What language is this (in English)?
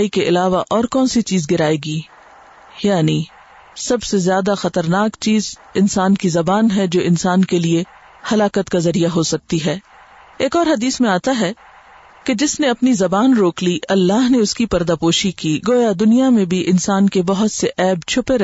Urdu